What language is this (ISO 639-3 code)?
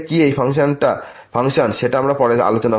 ben